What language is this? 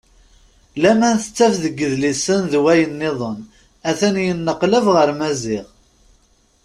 Kabyle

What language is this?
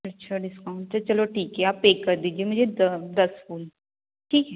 Hindi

